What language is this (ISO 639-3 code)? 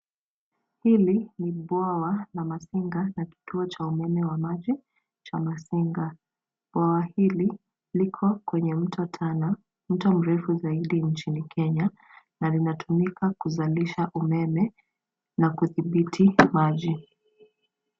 swa